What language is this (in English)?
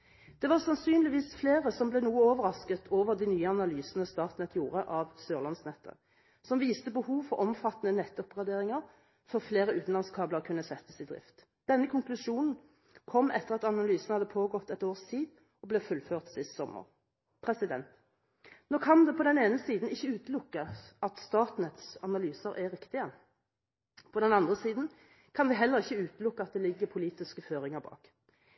Norwegian Bokmål